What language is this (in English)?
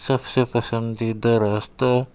Urdu